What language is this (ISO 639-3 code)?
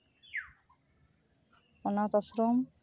sat